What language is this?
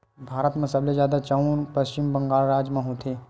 Chhattisgarhi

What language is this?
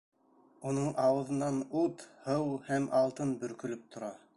Bashkir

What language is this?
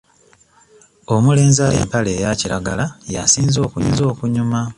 Ganda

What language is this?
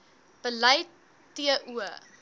Afrikaans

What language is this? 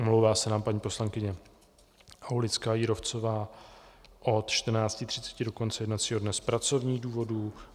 Czech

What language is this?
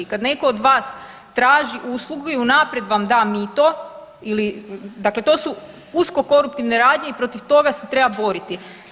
Croatian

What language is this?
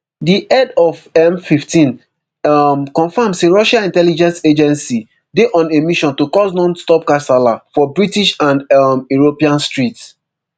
Nigerian Pidgin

